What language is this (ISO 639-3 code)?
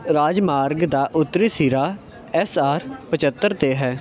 pan